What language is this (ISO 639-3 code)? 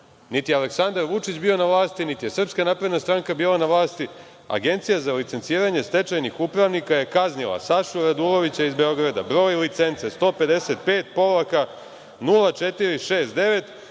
srp